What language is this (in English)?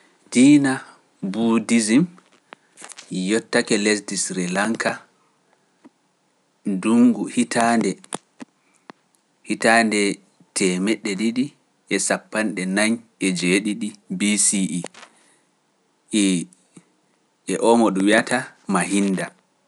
Pular